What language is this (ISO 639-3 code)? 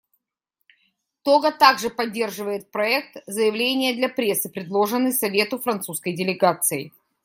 rus